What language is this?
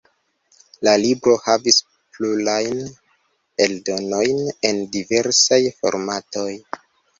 Esperanto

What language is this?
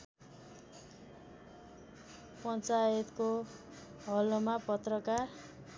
Nepali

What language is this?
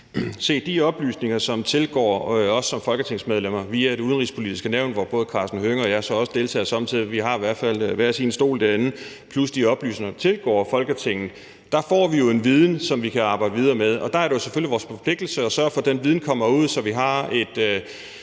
Danish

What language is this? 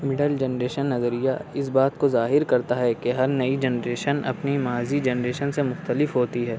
Urdu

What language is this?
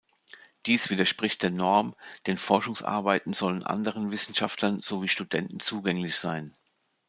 German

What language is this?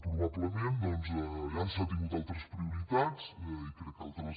Catalan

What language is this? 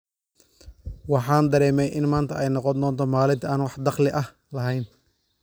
Somali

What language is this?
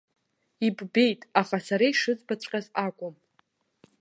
Abkhazian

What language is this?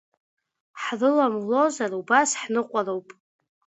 Abkhazian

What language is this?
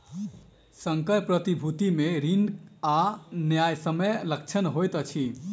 Maithili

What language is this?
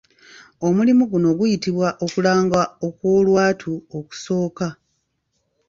Ganda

